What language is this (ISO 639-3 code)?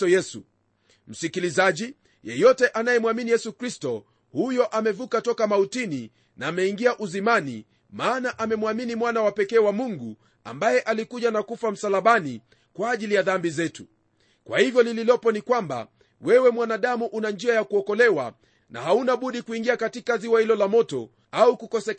swa